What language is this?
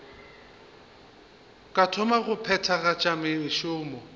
Northern Sotho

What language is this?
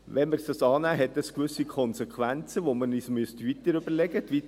Swiss German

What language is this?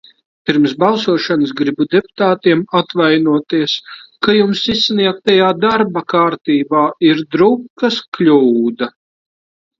Latvian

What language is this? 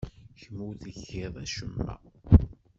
Kabyle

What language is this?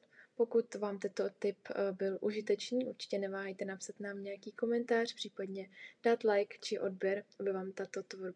Czech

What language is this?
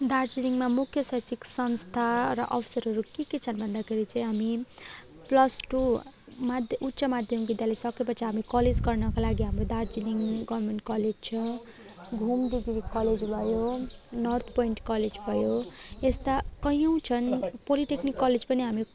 Nepali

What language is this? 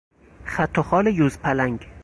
Persian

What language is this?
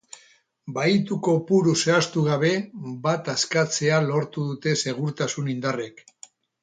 Basque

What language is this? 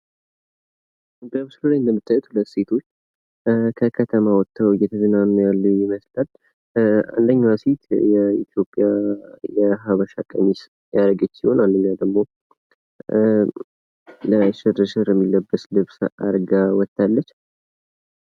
Amharic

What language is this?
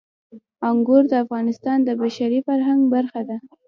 Pashto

